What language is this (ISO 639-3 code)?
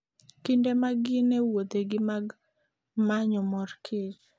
luo